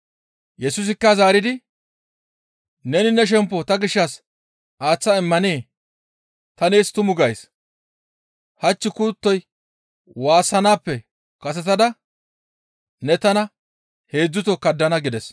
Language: Gamo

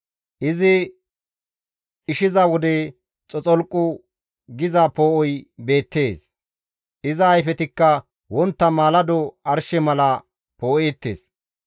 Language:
Gamo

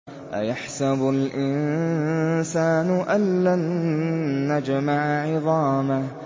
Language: Arabic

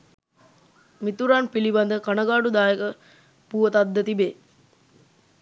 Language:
Sinhala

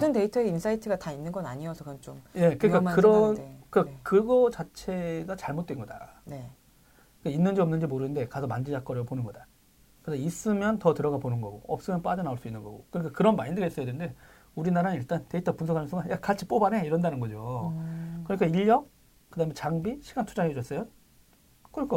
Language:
Korean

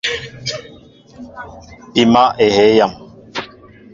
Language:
Mbo (Cameroon)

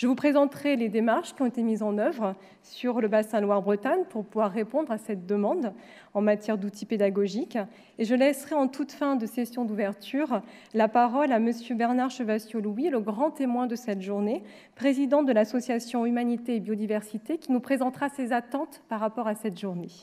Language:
French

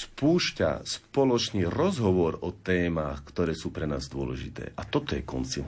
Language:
Slovak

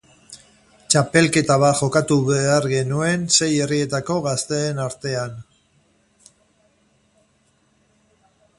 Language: Basque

